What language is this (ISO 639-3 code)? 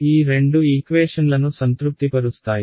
tel